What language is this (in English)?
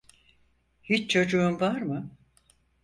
Turkish